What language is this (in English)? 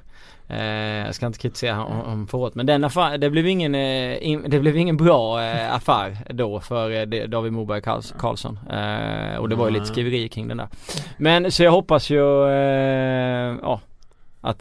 Swedish